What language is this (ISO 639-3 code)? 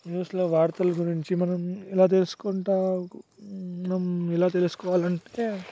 tel